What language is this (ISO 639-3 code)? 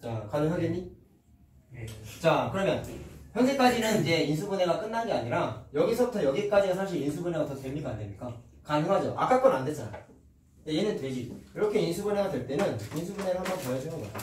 kor